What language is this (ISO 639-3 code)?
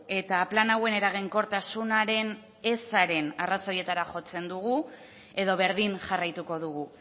eus